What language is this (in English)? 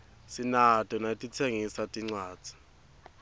Swati